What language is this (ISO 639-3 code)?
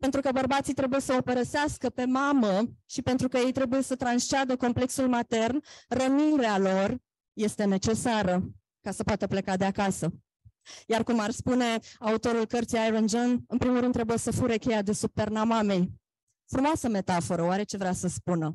ron